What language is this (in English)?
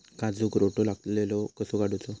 Marathi